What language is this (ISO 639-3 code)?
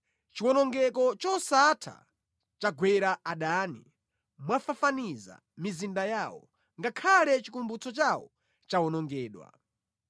nya